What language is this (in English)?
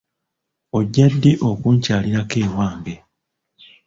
Ganda